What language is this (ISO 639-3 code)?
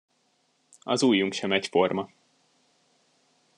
hun